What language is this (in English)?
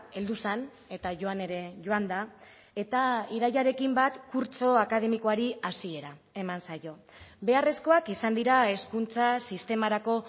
Basque